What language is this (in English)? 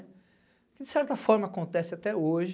Portuguese